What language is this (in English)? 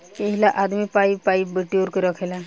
Bhojpuri